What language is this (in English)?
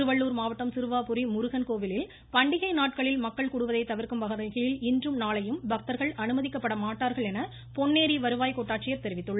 Tamil